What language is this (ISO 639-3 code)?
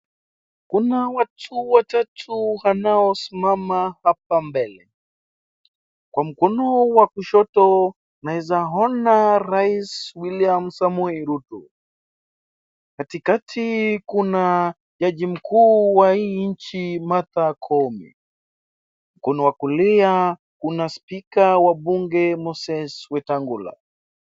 swa